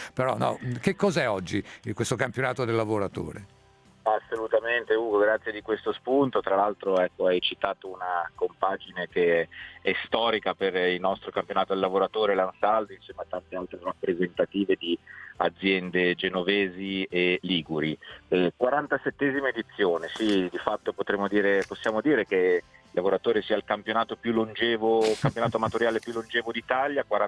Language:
Italian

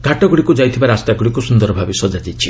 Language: Odia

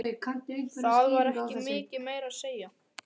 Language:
Icelandic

